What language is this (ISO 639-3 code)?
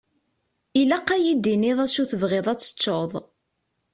kab